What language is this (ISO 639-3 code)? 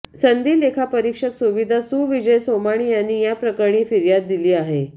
mar